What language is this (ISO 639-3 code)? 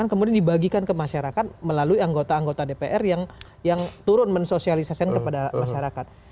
ind